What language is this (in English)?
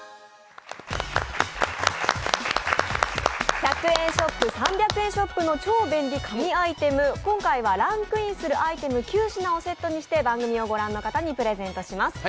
Japanese